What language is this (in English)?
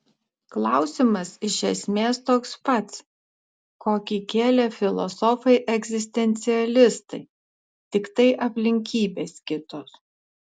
Lithuanian